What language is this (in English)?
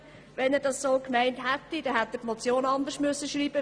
Swiss German